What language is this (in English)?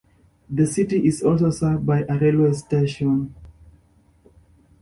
English